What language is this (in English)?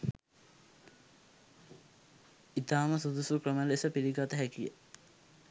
Sinhala